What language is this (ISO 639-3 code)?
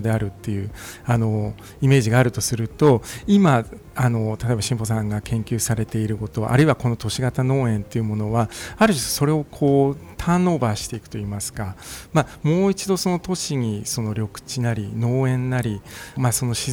jpn